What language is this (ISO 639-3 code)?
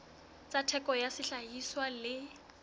sot